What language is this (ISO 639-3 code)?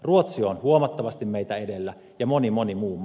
fin